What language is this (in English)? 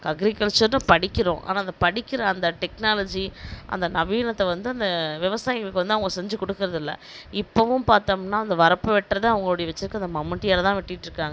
Tamil